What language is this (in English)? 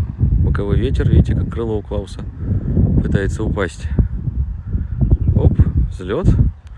Russian